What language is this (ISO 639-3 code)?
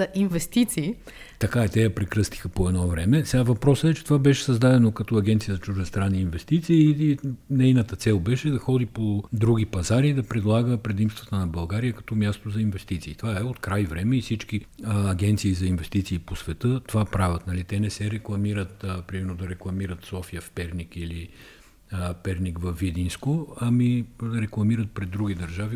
bul